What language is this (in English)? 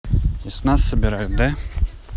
Russian